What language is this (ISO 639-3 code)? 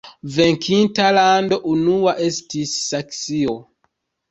epo